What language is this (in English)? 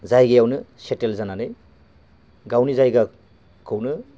Bodo